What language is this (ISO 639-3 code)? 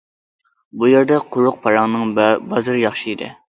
uig